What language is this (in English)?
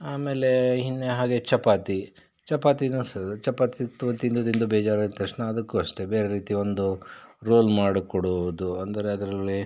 Kannada